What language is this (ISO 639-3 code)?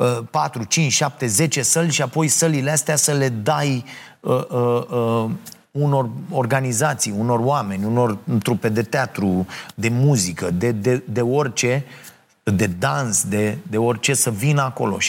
ron